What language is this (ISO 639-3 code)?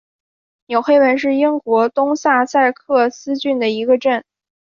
zho